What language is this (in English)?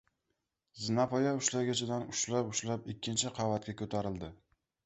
Uzbek